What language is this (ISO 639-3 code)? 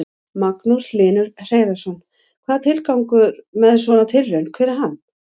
isl